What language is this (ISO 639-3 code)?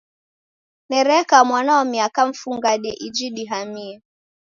dav